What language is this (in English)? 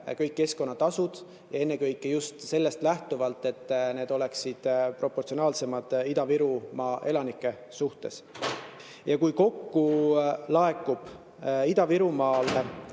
Estonian